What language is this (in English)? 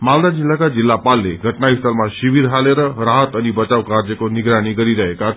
Nepali